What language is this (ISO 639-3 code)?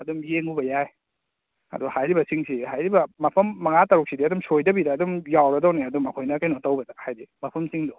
mni